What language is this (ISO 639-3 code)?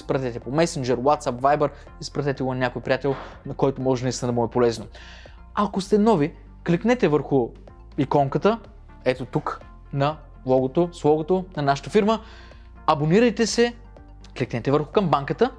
bul